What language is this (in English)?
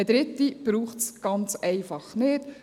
Swiss German